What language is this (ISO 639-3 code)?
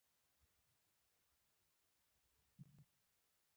pus